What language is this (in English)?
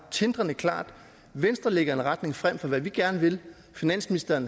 Danish